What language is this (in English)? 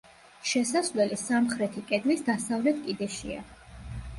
Georgian